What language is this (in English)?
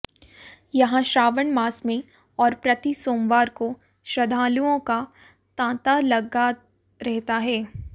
Hindi